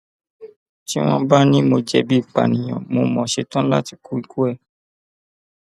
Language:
Yoruba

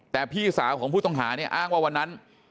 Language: Thai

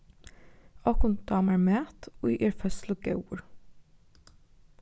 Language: Faroese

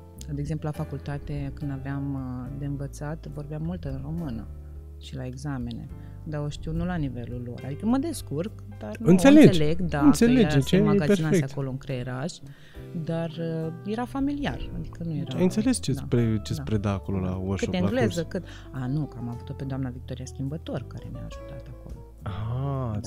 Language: Romanian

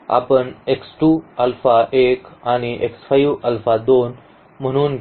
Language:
Marathi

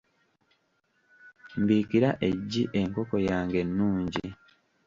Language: Ganda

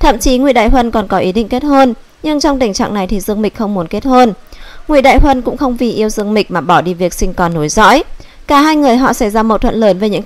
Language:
Vietnamese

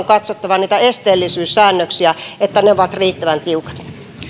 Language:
Finnish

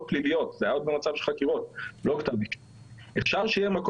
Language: Hebrew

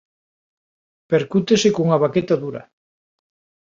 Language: Galician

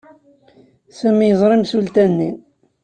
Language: Kabyle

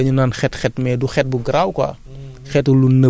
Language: Wolof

